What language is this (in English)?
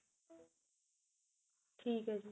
Punjabi